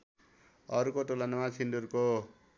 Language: Nepali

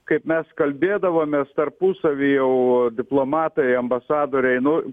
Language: Lithuanian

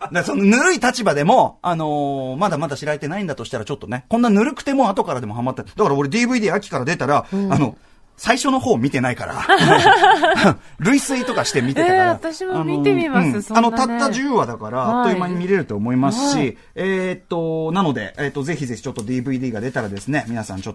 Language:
Japanese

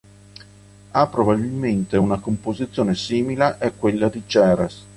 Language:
Italian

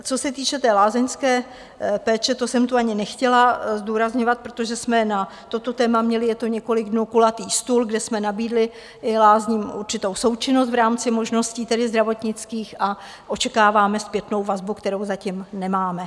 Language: Czech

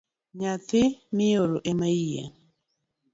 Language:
Luo (Kenya and Tanzania)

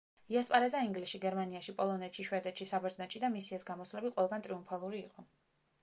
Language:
Georgian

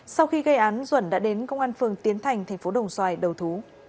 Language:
Vietnamese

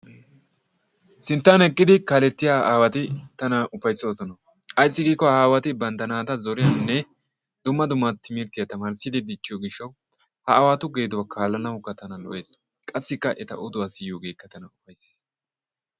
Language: Wolaytta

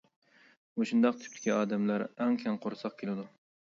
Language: Uyghur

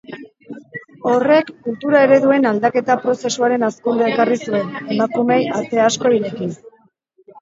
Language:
Basque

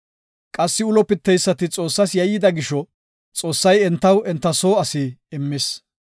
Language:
Gofa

